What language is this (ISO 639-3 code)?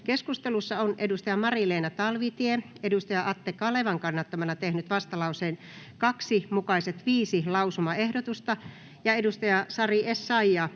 fin